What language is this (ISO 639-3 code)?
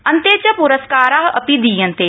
san